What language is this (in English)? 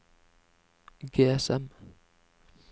Norwegian